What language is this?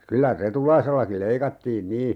Finnish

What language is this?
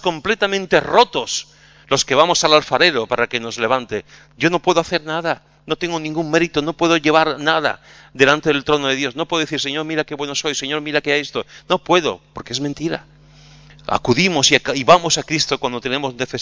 Spanish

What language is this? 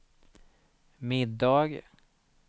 Swedish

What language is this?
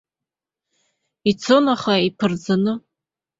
Abkhazian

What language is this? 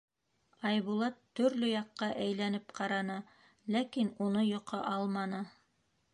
Bashkir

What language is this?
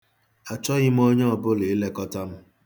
Igbo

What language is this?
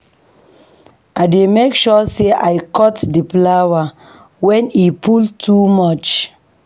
Nigerian Pidgin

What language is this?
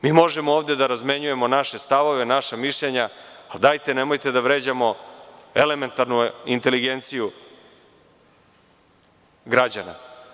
Serbian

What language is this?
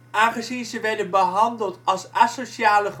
Dutch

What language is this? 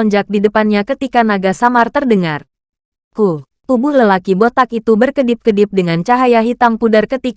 Indonesian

